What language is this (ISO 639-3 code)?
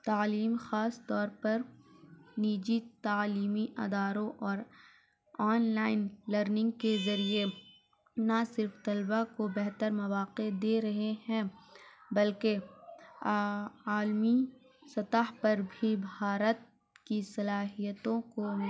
urd